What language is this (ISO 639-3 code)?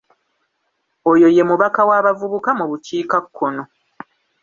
lug